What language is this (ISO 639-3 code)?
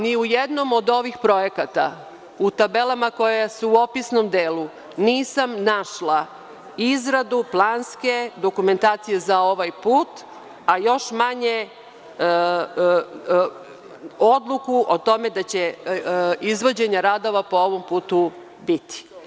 srp